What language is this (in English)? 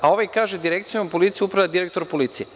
Serbian